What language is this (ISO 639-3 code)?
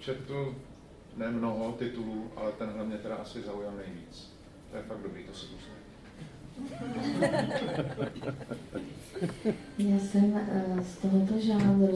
ces